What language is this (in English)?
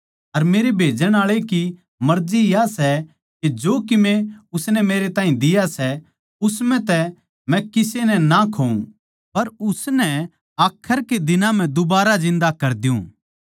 Haryanvi